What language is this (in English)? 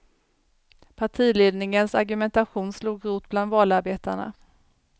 Swedish